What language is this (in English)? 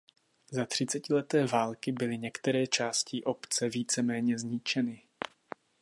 Czech